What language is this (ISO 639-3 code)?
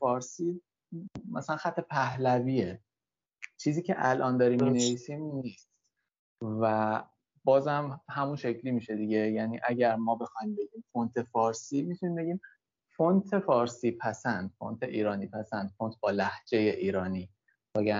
fas